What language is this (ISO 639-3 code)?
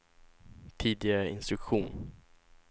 swe